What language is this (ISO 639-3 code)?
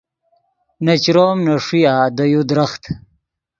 ydg